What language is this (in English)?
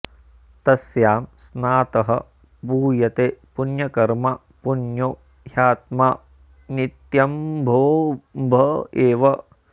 Sanskrit